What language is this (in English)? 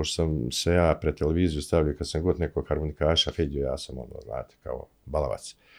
Croatian